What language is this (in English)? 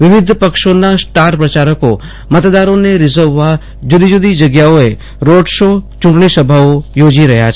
Gujarati